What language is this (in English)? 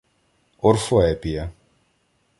Ukrainian